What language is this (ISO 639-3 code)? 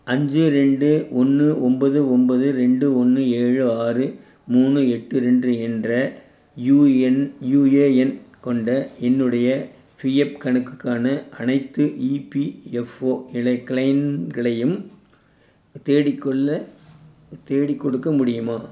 tam